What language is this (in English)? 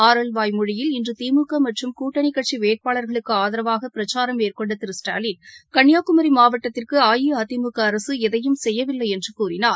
Tamil